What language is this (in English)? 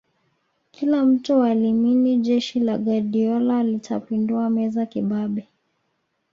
Swahili